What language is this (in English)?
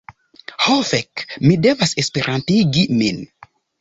Esperanto